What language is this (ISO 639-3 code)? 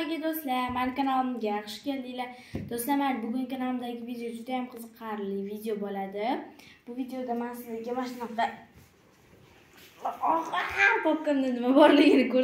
tur